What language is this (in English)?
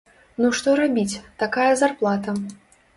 Belarusian